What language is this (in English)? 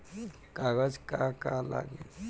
Bhojpuri